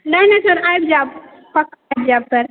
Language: Maithili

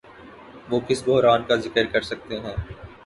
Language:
Urdu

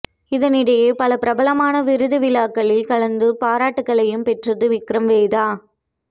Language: Tamil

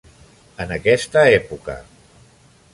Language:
Catalan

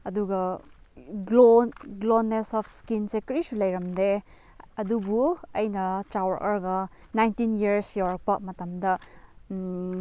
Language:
Manipuri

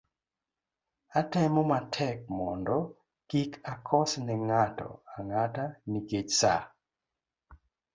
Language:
Luo (Kenya and Tanzania)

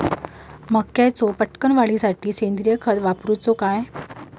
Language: Marathi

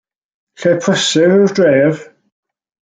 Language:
Welsh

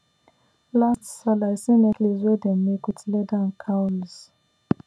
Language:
Nigerian Pidgin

